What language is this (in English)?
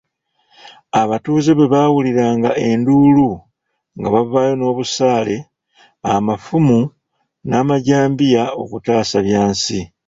Ganda